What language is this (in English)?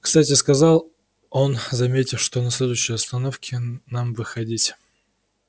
Russian